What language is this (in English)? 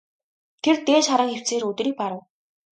Mongolian